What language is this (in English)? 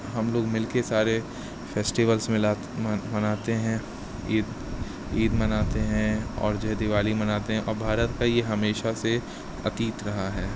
Urdu